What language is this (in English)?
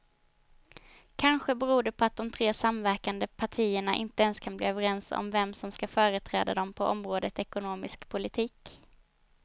Swedish